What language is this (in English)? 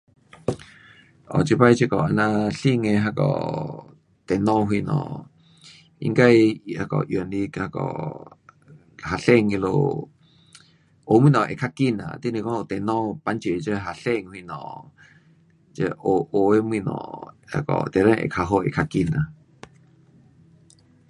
Pu-Xian Chinese